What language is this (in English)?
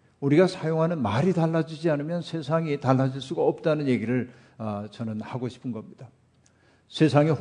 Korean